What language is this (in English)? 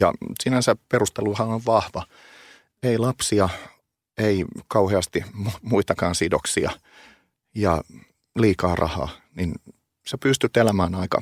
Finnish